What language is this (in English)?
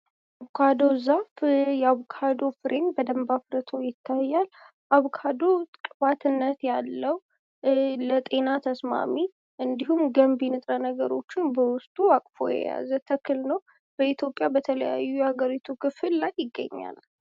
Amharic